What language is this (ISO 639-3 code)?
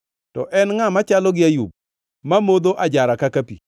luo